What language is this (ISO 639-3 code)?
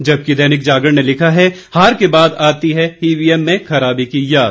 hin